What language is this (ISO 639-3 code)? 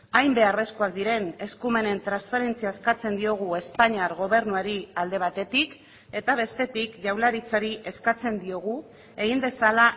eus